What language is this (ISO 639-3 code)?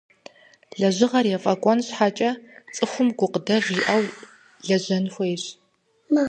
kbd